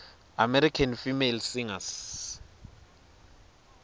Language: Swati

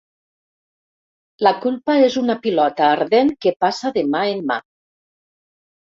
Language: Catalan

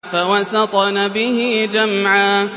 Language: Arabic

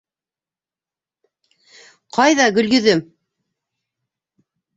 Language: Bashkir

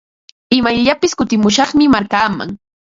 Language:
Ambo-Pasco Quechua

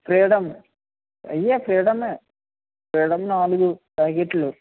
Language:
Telugu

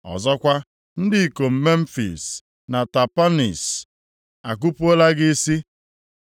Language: Igbo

